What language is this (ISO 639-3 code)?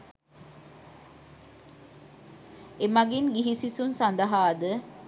sin